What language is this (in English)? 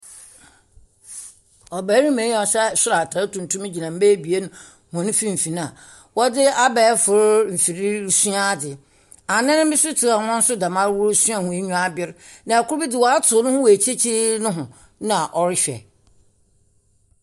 Akan